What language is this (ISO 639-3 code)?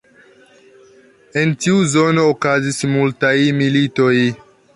epo